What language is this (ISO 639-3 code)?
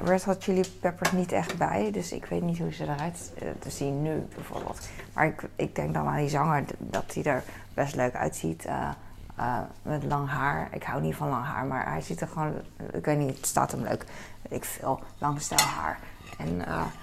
nld